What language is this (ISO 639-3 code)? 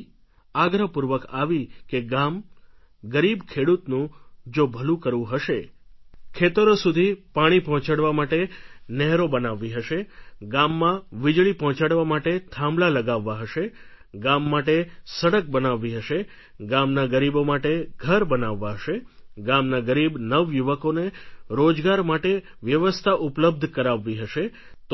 guj